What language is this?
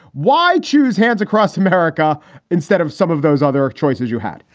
English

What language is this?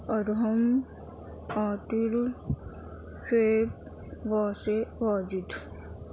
Urdu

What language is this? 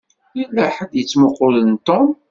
Kabyle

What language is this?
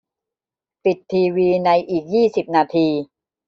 Thai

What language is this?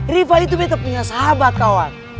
Indonesian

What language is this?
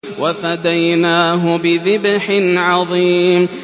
Arabic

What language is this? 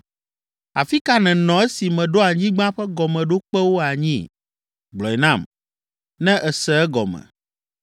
Ewe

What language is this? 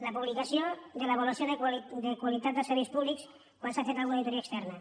Catalan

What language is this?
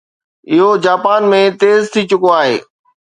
Sindhi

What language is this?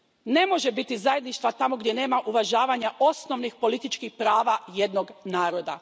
Croatian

